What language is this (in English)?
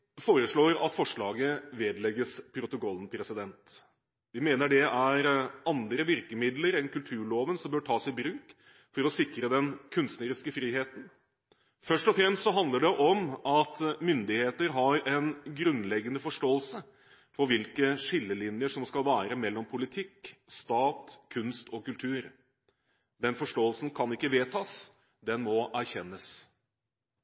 Norwegian Bokmål